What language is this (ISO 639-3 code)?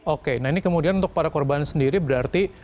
ind